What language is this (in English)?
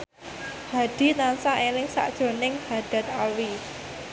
Javanese